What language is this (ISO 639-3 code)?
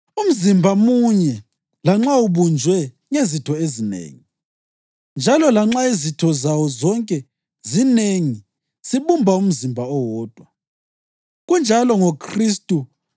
nde